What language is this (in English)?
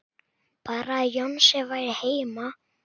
Icelandic